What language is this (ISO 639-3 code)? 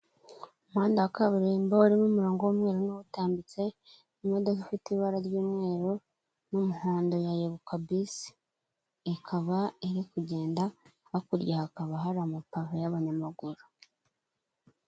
kin